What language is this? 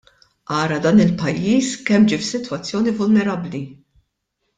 Maltese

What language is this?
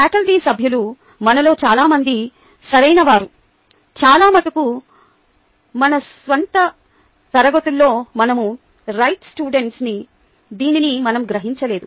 Telugu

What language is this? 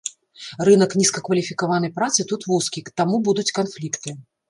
Belarusian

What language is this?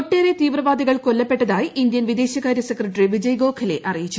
Malayalam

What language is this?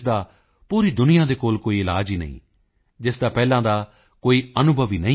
Punjabi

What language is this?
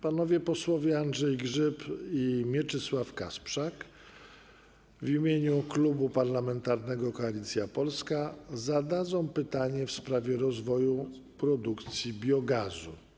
Polish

